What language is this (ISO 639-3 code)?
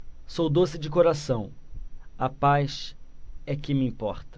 por